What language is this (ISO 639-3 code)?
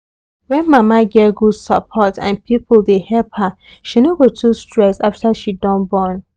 pcm